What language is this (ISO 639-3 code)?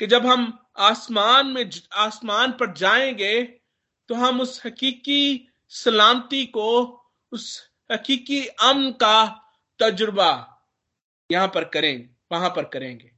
hin